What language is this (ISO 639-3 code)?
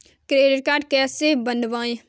hin